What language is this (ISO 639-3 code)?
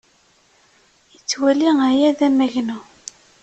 kab